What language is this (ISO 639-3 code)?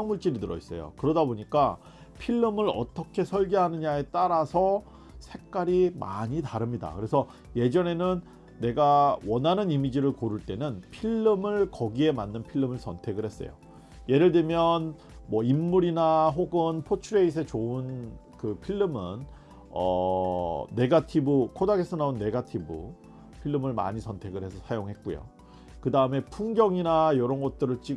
kor